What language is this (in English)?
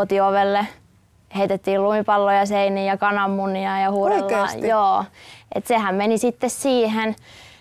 Finnish